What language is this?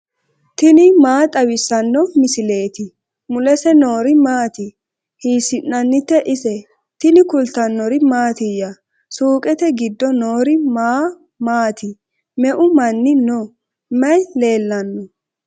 Sidamo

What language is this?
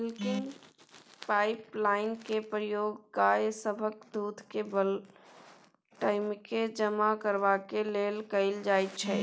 Maithili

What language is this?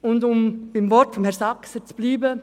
Swiss German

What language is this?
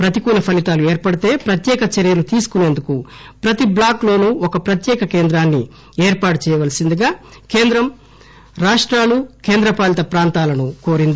Telugu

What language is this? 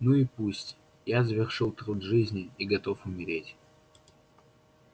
Russian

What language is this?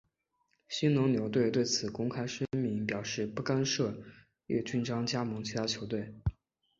Chinese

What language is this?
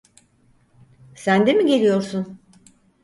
Turkish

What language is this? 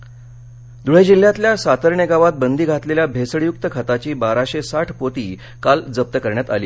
Marathi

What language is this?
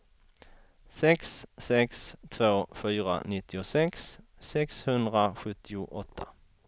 Swedish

